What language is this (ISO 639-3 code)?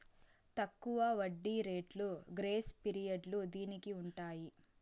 tel